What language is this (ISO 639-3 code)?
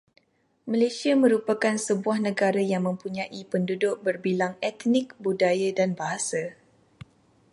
msa